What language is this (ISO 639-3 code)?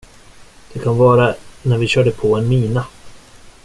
swe